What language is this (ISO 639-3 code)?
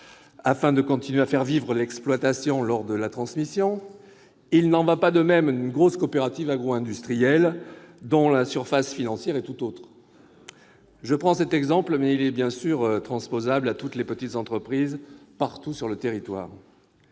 fra